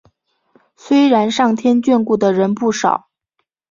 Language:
Chinese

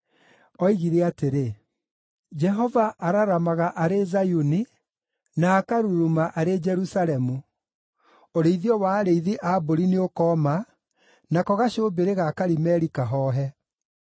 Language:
Kikuyu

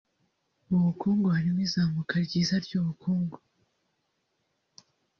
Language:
Kinyarwanda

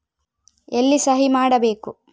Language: Kannada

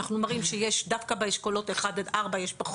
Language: Hebrew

